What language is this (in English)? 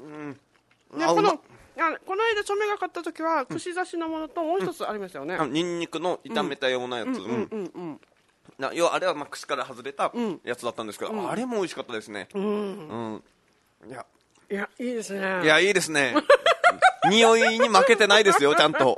Japanese